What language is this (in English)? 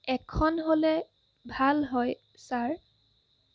Assamese